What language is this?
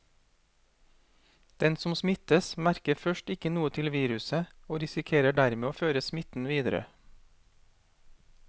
Norwegian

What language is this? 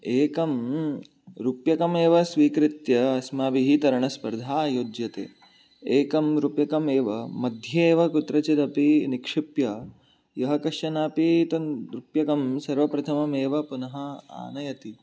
Sanskrit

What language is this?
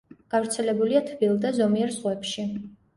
Georgian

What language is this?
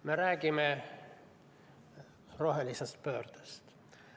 Estonian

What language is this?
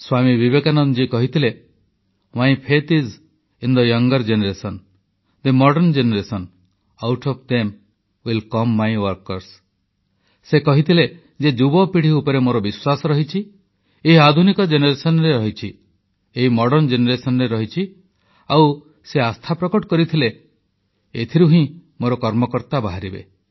Odia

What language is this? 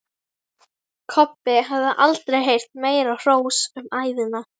Icelandic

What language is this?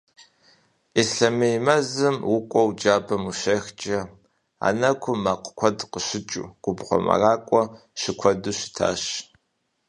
Kabardian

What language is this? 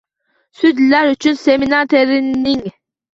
Uzbek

